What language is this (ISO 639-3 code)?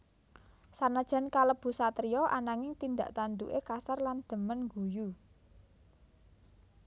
jav